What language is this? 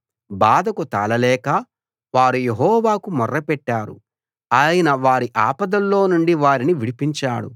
Telugu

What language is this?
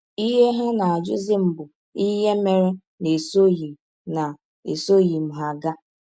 Igbo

